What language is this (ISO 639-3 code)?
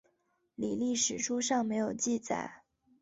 zho